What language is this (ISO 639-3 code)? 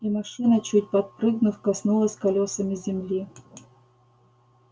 rus